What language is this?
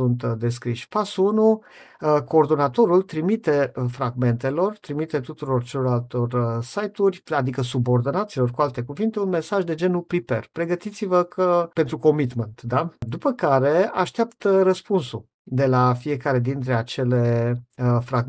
Romanian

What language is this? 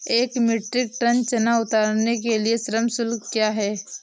Hindi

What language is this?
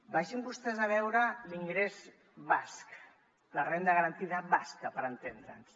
Catalan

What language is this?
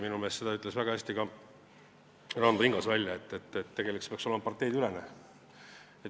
Estonian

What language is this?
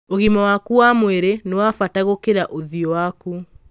Kikuyu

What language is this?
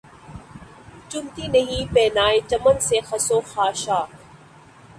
Urdu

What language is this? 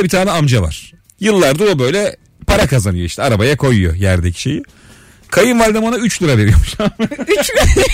Turkish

